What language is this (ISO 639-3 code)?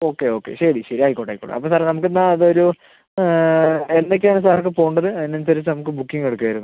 mal